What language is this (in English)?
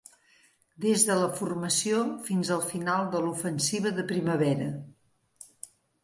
Catalan